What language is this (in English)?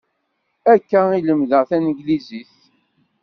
Kabyle